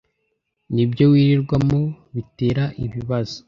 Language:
Kinyarwanda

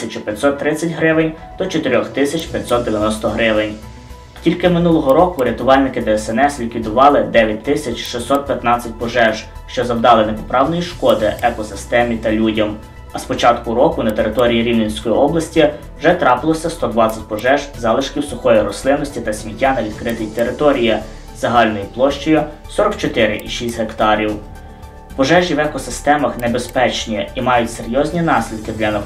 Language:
Ukrainian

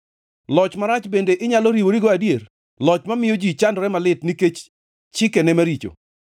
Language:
Luo (Kenya and Tanzania)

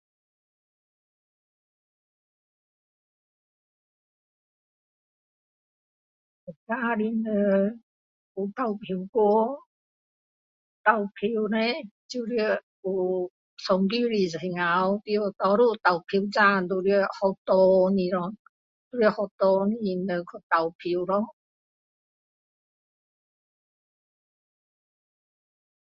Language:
Min Dong Chinese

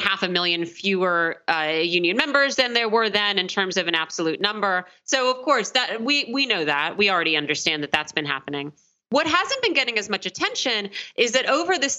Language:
English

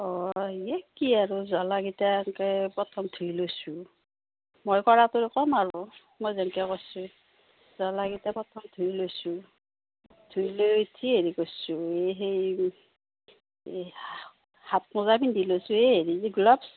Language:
Assamese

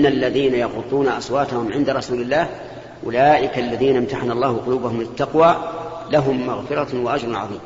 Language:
Arabic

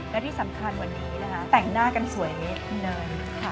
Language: Thai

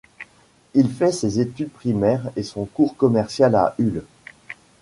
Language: French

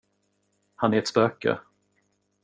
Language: Swedish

